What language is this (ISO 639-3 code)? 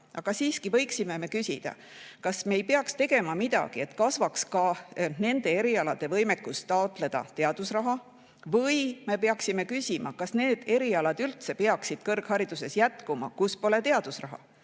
est